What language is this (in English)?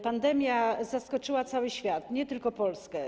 Polish